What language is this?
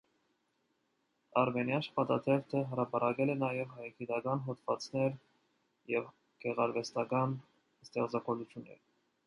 Armenian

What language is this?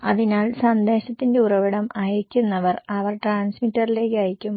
Malayalam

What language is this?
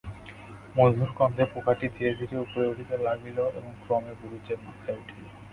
Bangla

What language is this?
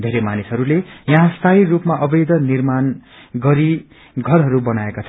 Nepali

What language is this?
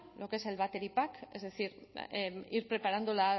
Spanish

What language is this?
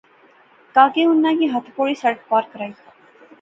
Pahari-Potwari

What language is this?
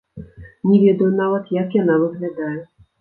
Belarusian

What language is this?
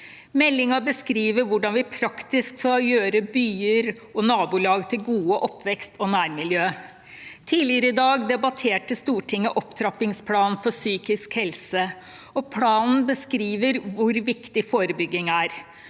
Norwegian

